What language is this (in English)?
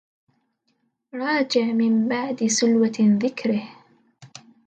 Arabic